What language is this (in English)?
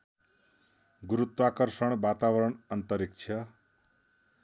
Nepali